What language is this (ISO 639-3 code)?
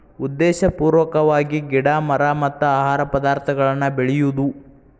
kan